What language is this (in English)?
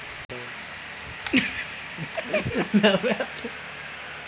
Telugu